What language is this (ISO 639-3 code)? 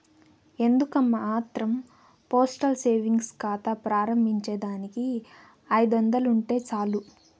tel